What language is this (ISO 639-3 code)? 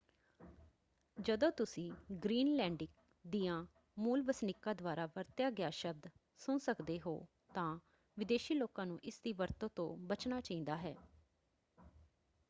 pan